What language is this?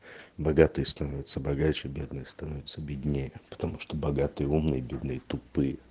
Russian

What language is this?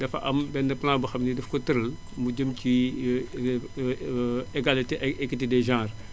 Wolof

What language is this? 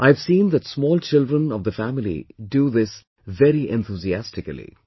English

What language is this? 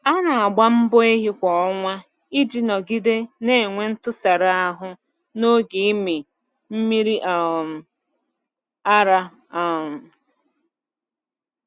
Igbo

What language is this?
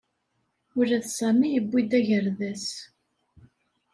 Kabyle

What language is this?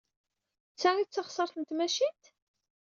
Kabyle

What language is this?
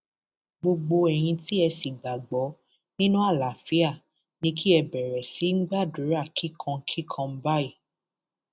Yoruba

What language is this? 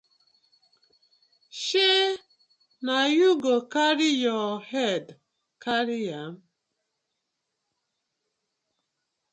Nigerian Pidgin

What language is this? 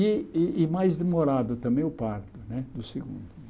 Portuguese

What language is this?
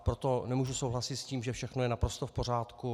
Czech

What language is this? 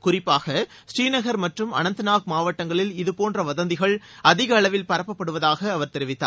Tamil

